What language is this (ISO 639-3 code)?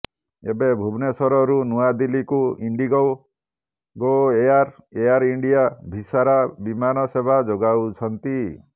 ori